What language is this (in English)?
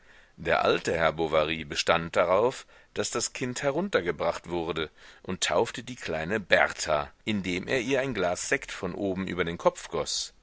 German